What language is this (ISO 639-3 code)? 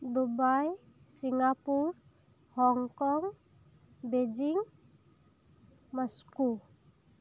sat